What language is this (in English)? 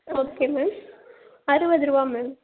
Tamil